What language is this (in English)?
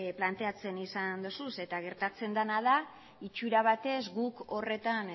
Basque